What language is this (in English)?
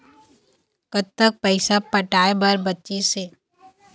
Chhattisgarhi